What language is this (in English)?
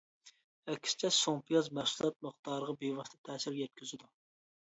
Uyghur